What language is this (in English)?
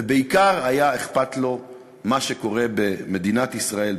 Hebrew